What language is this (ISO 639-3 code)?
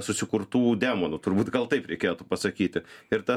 lit